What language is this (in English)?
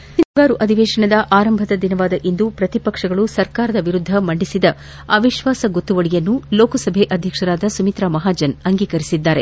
Kannada